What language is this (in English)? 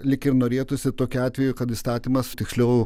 Lithuanian